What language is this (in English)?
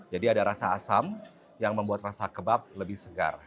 Indonesian